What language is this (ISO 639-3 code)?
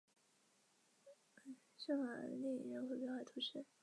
zho